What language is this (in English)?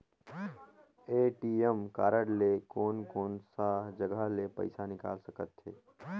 Chhattisgarhi